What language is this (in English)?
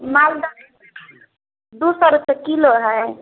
Maithili